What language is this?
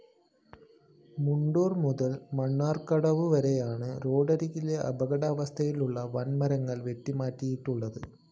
Malayalam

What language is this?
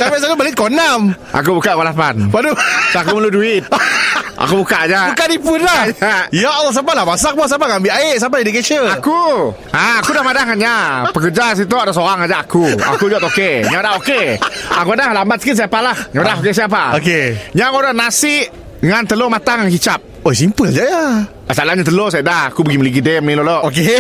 Malay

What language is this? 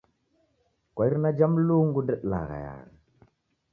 Taita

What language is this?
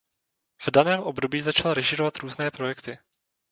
Czech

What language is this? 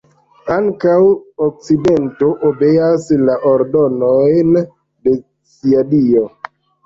Esperanto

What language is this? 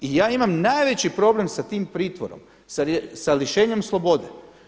Croatian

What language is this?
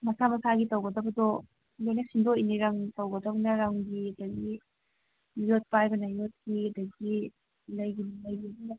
Manipuri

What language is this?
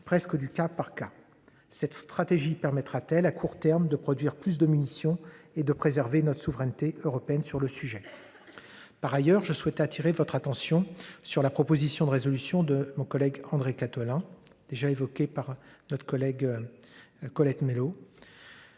French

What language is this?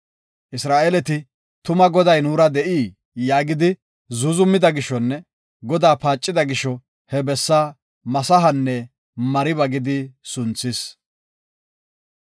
Gofa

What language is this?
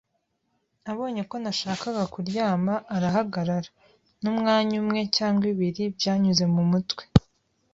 Kinyarwanda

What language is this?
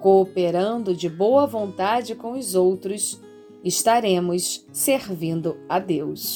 Portuguese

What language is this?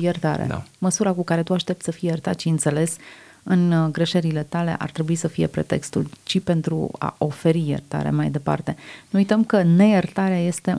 Romanian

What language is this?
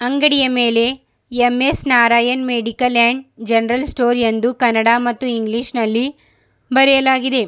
Kannada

